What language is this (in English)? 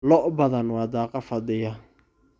Somali